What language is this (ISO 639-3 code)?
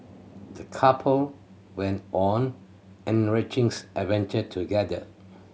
eng